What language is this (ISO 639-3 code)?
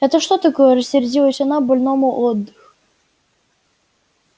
rus